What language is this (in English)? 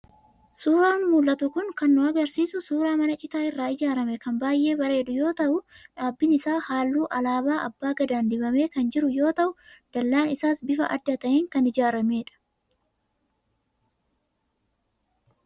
Oromo